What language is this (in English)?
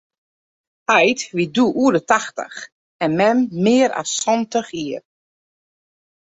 Western Frisian